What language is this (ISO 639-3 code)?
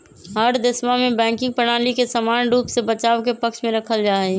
mag